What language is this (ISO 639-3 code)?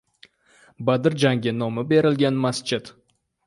uzb